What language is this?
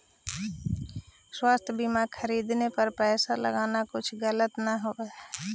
Magahi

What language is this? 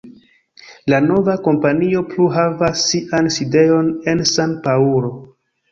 Esperanto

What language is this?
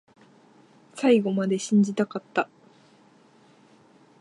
Japanese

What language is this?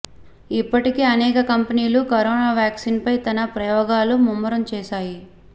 Telugu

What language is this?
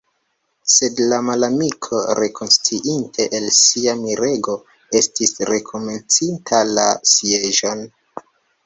Esperanto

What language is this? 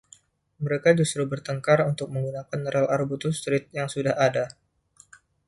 Indonesian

